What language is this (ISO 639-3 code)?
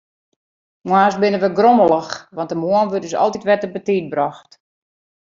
fry